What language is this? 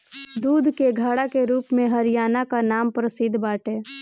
Bhojpuri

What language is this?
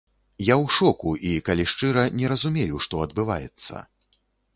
Belarusian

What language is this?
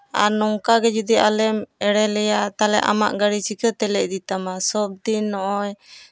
Santali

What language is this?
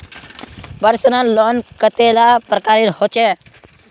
Magahi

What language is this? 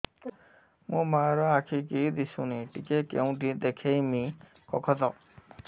Odia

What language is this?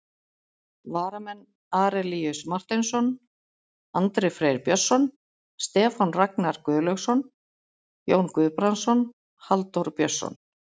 Icelandic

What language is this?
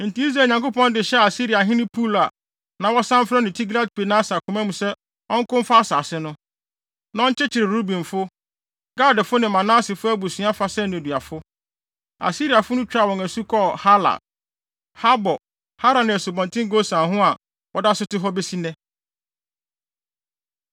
Akan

